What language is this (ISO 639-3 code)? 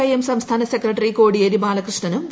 mal